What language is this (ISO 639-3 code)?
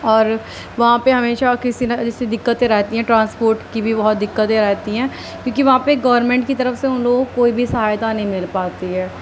urd